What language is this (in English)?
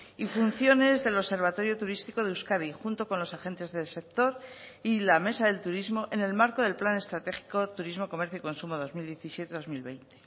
Spanish